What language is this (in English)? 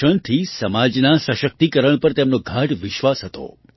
Gujarati